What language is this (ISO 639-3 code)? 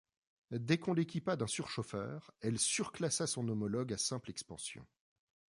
fra